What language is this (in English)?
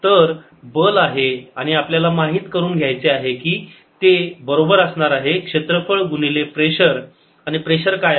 Marathi